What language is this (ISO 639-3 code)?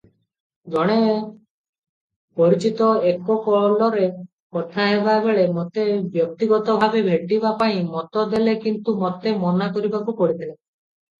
ori